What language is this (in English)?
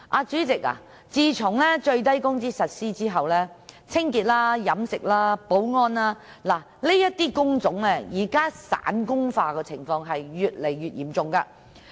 Cantonese